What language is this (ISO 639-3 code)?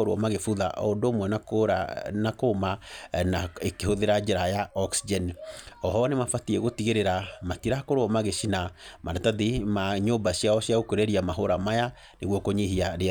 kik